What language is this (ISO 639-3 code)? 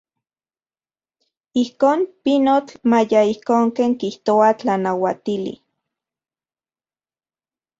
ncx